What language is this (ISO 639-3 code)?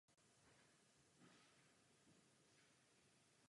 ces